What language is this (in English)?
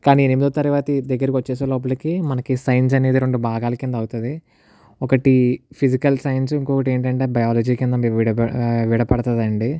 Telugu